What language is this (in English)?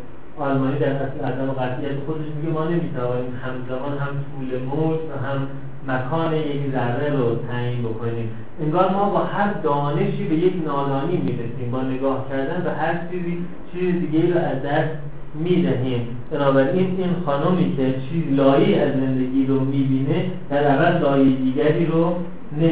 Persian